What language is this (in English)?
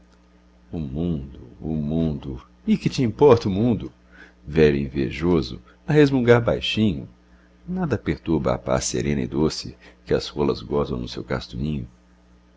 Portuguese